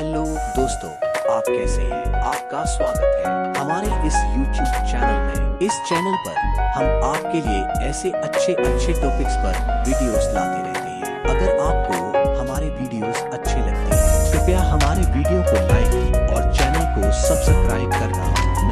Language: Hindi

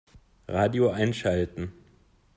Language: German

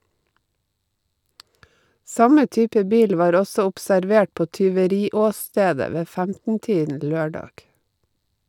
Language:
Norwegian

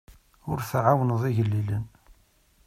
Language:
Kabyle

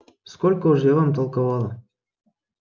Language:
Russian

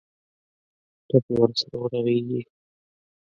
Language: Pashto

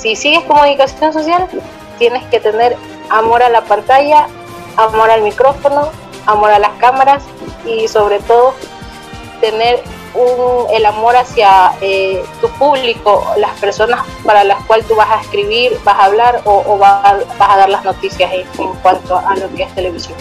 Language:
Spanish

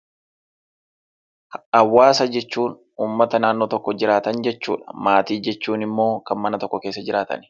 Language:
Oromo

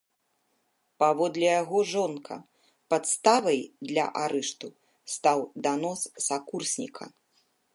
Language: Belarusian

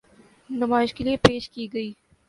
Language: Urdu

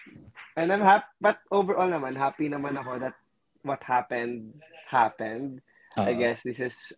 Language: Filipino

